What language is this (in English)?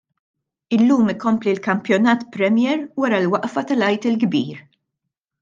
Maltese